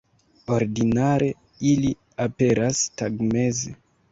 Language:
Esperanto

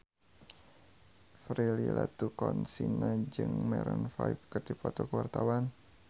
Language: Sundanese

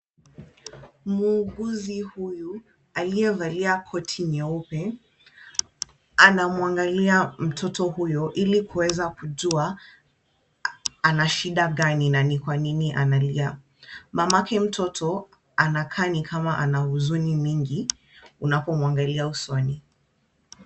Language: Swahili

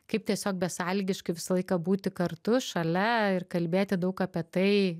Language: Lithuanian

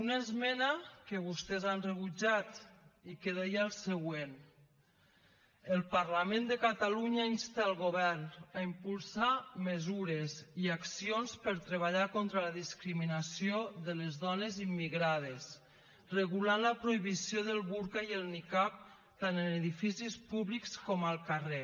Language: Catalan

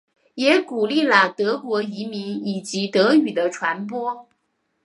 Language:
Chinese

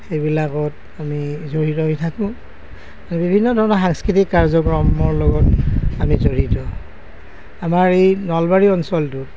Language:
Assamese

